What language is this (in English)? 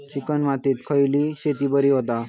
Marathi